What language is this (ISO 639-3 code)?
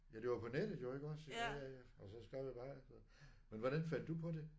dan